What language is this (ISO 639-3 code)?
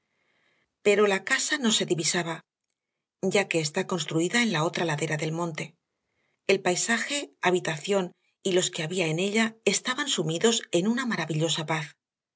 spa